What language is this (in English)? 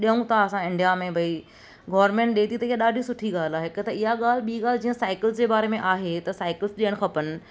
Sindhi